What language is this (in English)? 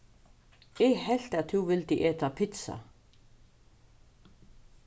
Faroese